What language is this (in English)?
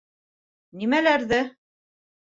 Bashkir